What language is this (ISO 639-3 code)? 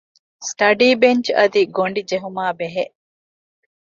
div